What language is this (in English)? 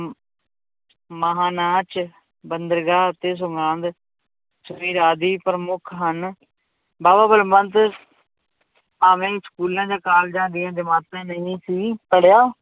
Punjabi